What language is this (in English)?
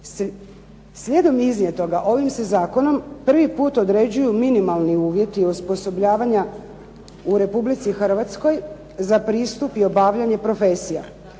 Croatian